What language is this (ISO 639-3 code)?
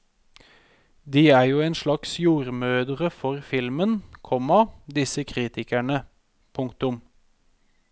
nor